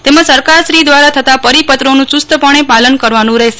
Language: Gujarati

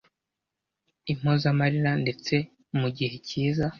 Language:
Kinyarwanda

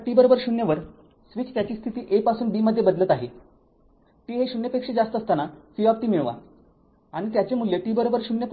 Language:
Marathi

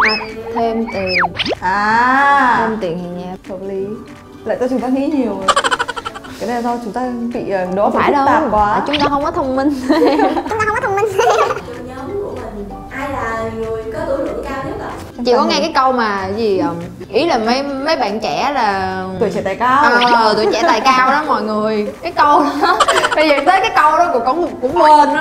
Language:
Vietnamese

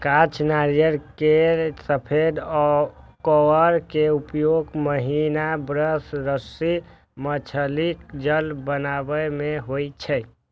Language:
Maithili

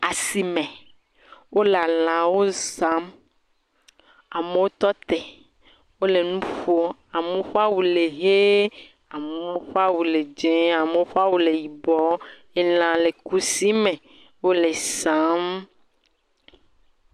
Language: Ewe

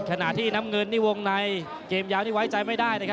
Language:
Thai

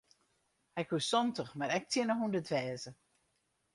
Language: Western Frisian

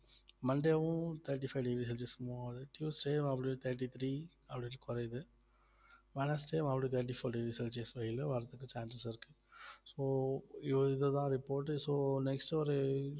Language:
Tamil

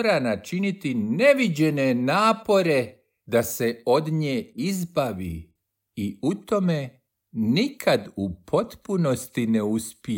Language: Croatian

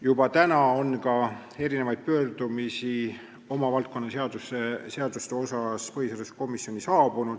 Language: Estonian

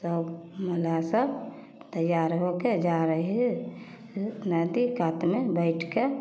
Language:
Maithili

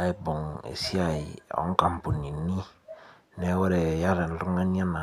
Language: Masai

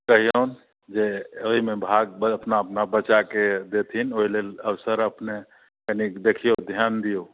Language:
Maithili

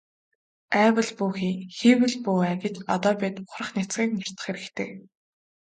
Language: Mongolian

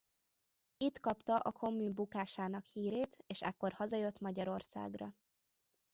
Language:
Hungarian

